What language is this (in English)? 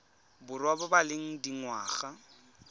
Tswana